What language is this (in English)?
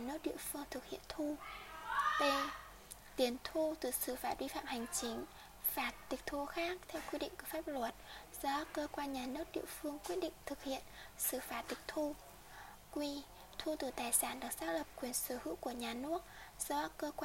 Vietnamese